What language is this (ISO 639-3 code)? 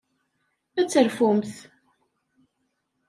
kab